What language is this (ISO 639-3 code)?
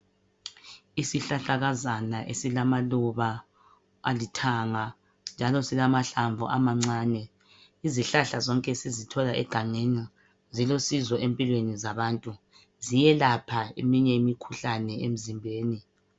nde